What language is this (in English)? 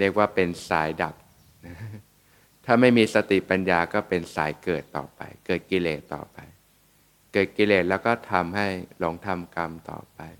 Thai